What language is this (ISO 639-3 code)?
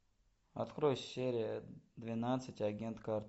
rus